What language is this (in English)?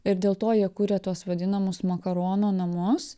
Lithuanian